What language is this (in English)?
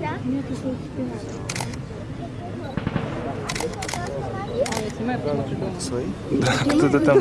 Russian